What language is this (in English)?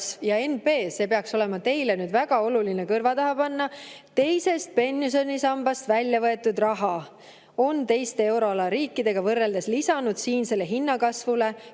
Estonian